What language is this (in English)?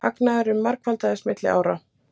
Icelandic